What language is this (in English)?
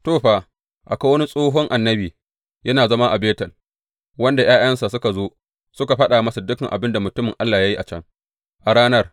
Hausa